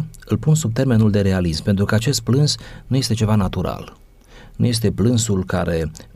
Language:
Romanian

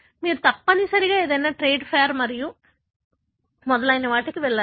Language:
Telugu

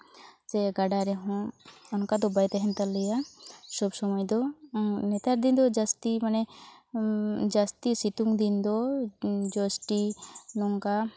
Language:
Santali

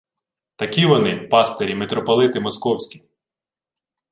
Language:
Ukrainian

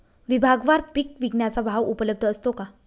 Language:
Marathi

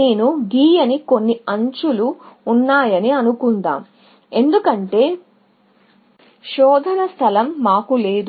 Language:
Telugu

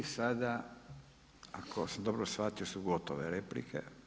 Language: Croatian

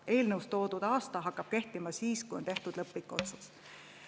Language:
Estonian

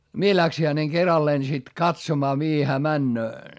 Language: Finnish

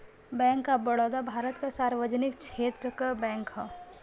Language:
Bhojpuri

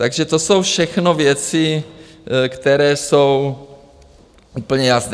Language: Czech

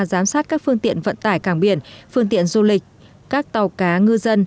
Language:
Vietnamese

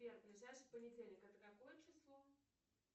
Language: Russian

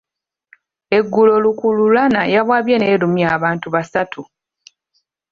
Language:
Ganda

